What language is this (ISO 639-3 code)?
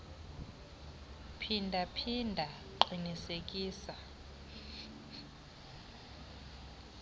xho